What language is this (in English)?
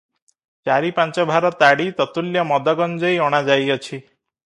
Odia